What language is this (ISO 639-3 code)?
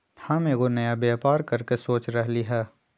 mag